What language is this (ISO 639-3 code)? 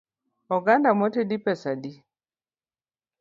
luo